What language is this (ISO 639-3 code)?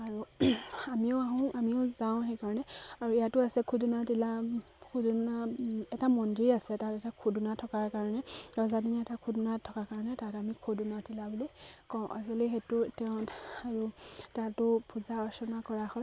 asm